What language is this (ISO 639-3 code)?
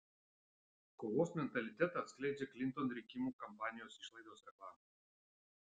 lit